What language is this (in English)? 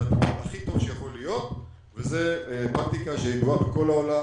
Hebrew